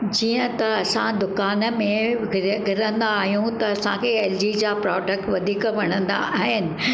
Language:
Sindhi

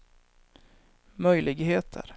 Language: Swedish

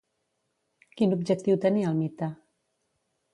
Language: Catalan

